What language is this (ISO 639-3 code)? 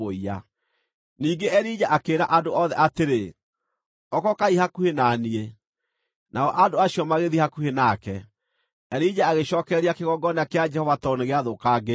kik